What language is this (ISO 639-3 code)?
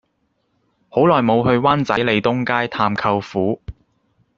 yue